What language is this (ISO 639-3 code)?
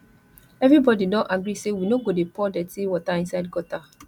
pcm